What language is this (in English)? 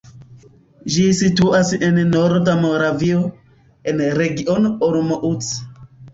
Esperanto